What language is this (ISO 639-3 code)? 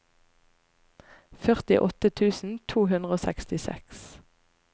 nor